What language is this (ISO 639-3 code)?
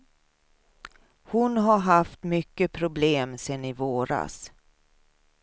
swe